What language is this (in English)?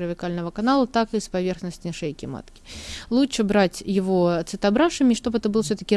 Russian